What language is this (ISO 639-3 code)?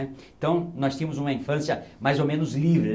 por